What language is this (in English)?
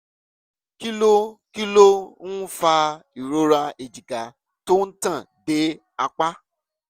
Yoruba